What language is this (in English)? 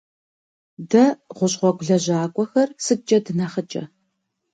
Kabardian